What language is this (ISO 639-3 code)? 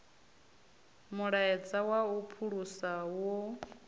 ven